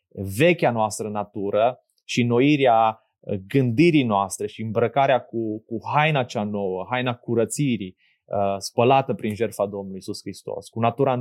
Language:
Romanian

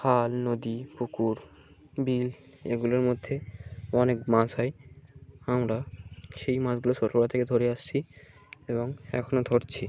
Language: Bangla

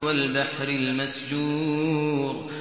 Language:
Arabic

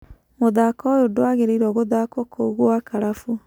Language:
Kikuyu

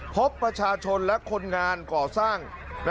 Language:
Thai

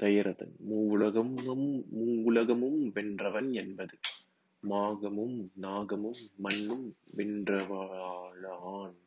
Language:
Tamil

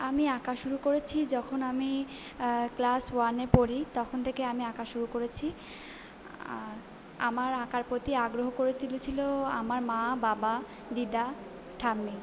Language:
Bangla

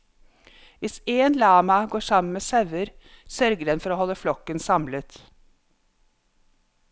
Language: Norwegian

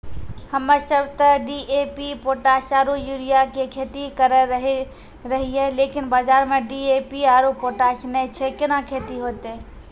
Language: Maithili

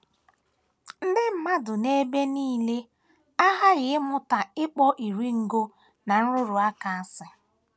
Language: Igbo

